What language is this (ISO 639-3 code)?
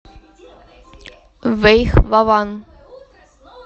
rus